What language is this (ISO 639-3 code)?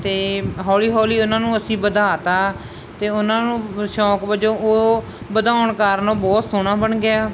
pan